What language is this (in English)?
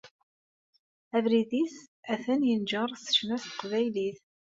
Kabyle